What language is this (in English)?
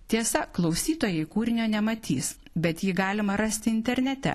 Lithuanian